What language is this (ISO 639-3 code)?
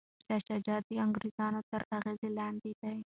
pus